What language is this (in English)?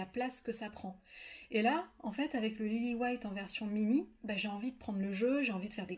French